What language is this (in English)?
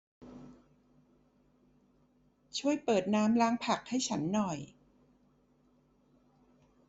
Thai